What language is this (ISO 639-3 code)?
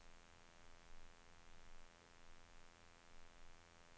swe